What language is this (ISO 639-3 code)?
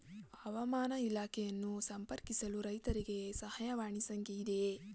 kan